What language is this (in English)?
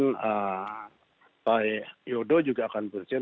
Indonesian